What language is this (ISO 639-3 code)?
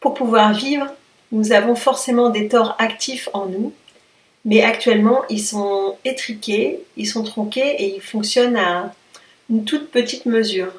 fra